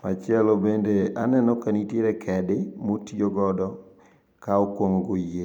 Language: Luo (Kenya and Tanzania)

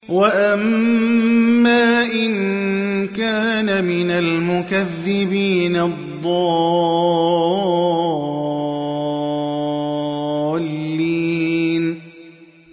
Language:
Arabic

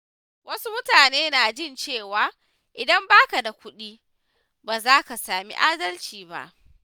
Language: Hausa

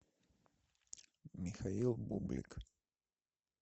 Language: Russian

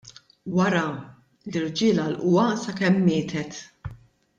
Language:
Maltese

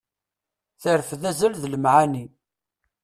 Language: Kabyle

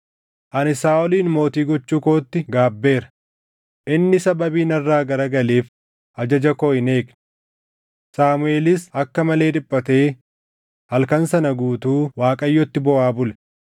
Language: Oromo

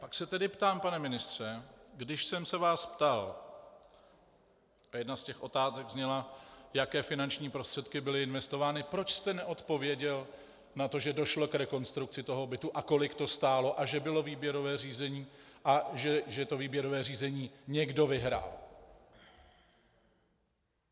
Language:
Czech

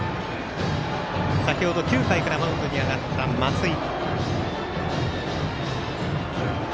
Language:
Japanese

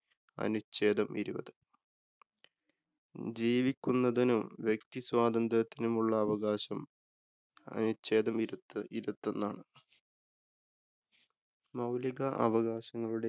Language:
Malayalam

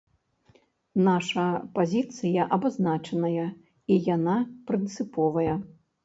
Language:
Belarusian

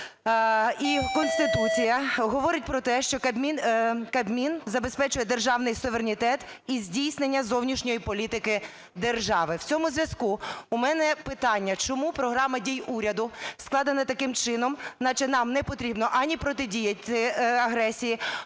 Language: Ukrainian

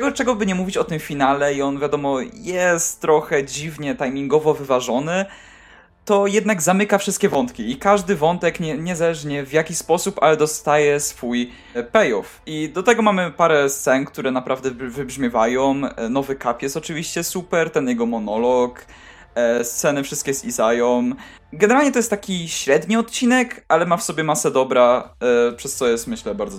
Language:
Polish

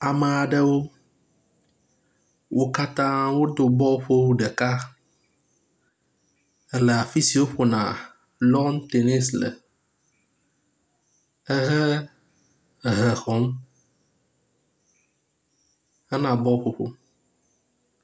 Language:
Ewe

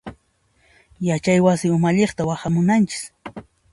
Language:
Puno Quechua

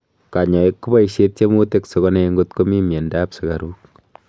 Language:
Kalenjin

